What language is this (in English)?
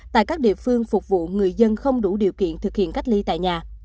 Vietnamese